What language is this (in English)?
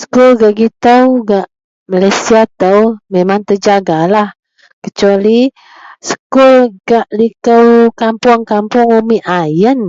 Central Melanau